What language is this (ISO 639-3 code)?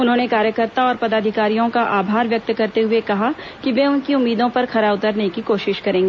hin